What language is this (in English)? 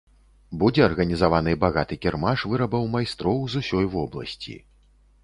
Belarusian